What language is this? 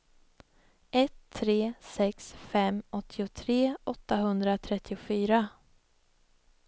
Swedish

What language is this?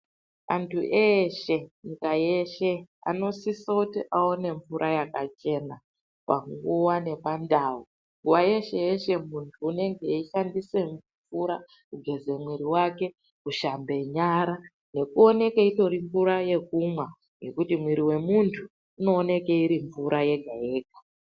Ndau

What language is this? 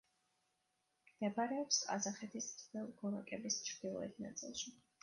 Georgian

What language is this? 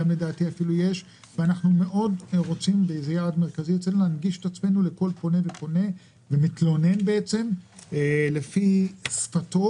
Hebrew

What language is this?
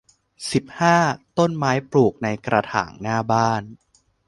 Thai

